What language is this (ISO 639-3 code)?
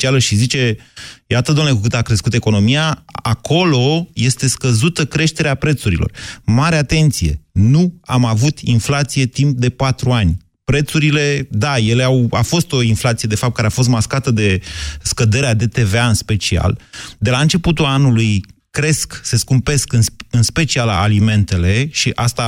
ron